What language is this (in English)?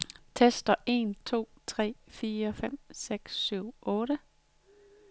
Danish